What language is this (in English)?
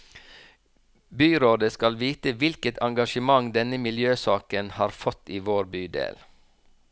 Norwegian